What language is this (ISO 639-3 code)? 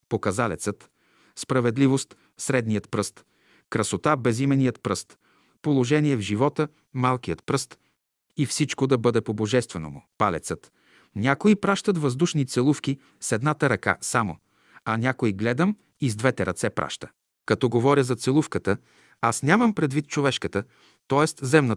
bul